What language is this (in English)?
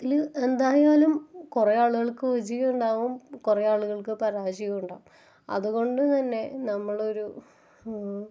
Malayalam